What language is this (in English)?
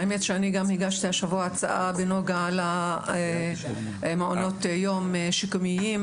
Hebrew